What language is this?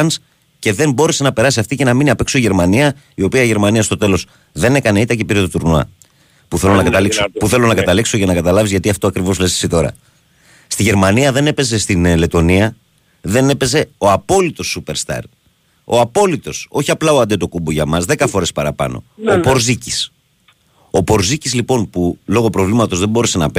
Greek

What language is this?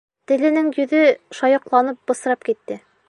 Bashkir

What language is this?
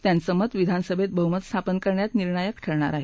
Marathi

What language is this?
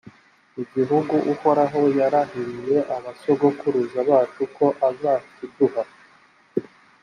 Kinyarwanda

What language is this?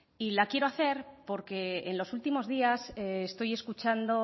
Spanish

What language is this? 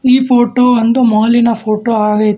Kannada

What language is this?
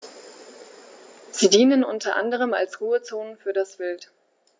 German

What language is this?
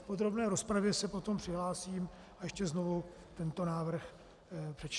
Czech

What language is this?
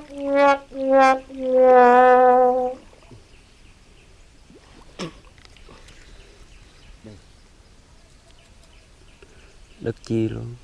Vietnamese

